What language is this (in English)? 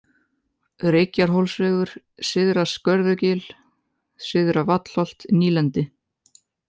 Icelandic